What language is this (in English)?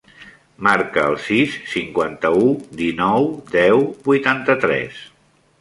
Catalan